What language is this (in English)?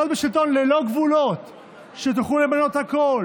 Hebrew